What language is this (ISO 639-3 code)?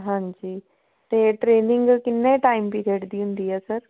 pan